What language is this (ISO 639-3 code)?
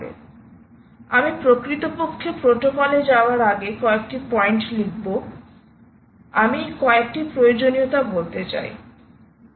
ben